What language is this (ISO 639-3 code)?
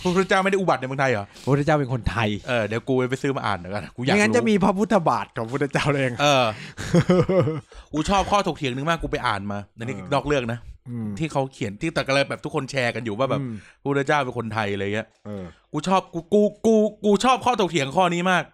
tha